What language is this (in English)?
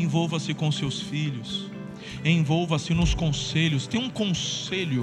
Portuguese